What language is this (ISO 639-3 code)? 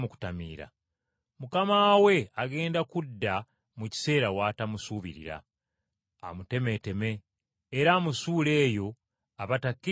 lug